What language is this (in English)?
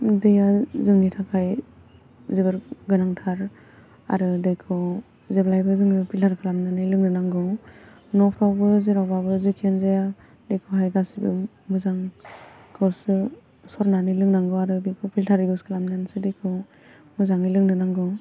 Bodo